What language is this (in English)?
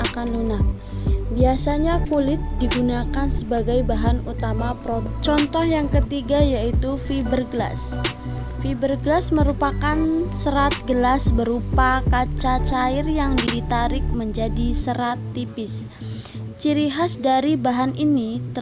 Indonesian